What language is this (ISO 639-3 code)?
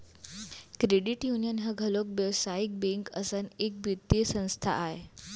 hne